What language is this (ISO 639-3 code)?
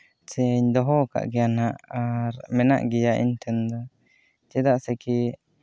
sat